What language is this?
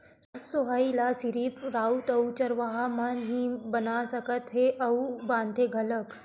Chhattisgarhi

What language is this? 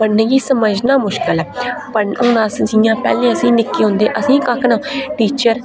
Dogri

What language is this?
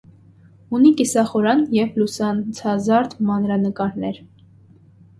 Armenian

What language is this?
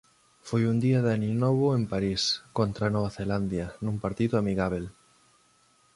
Galician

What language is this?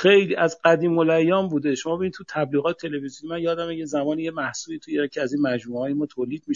Persian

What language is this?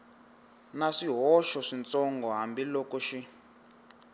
Tsonga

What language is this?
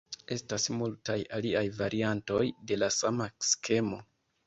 Esperanto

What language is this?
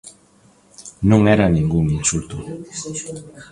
Galician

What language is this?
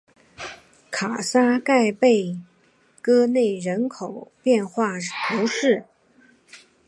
Chinese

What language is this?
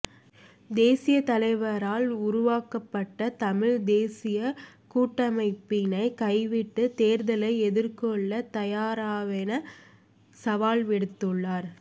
Tamil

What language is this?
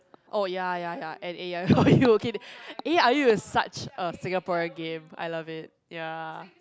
English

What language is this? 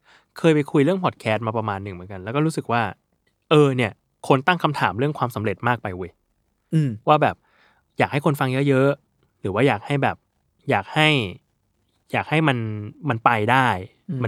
Thai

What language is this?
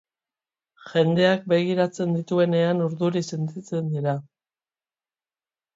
Basque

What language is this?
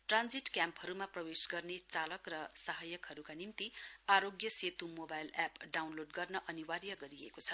Nepali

